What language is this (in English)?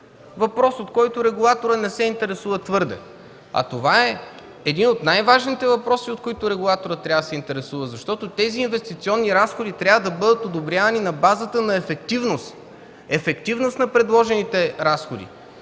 Bulgarian